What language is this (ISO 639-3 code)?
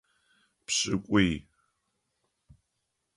ady